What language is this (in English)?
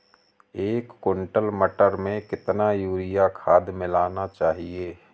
Hindi